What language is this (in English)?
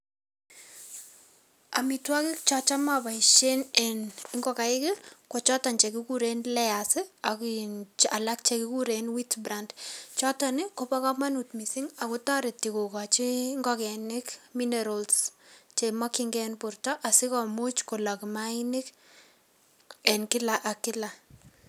Kalenjin